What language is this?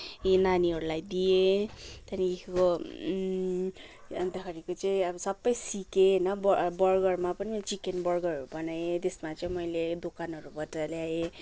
Nepali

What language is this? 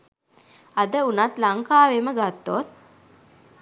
Sinhala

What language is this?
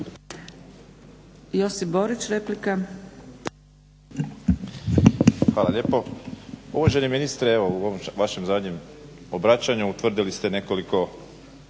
Croatian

